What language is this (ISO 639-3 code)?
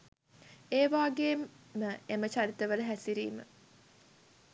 sin